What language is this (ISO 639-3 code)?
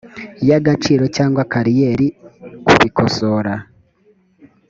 kin